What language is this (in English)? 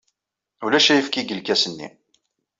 Kabyle